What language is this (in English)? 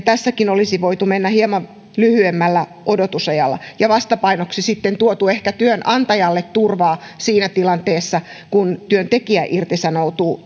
Finnish